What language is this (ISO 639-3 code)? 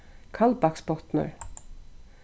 fao